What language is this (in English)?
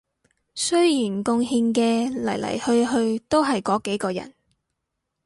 Cantonese